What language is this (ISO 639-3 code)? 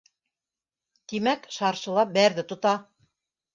bak